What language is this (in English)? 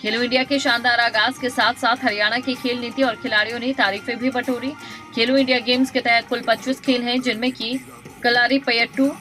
Hindi